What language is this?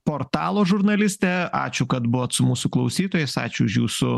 Lithuanian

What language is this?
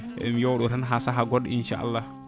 Fula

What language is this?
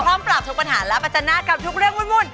Thai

